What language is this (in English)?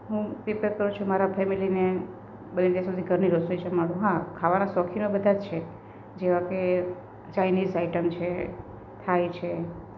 Gujarati